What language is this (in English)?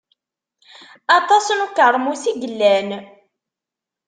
Kabyle